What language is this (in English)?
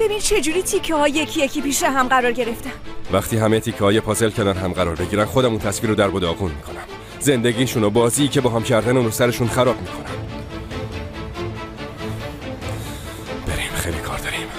Persian